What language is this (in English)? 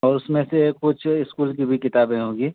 Urdu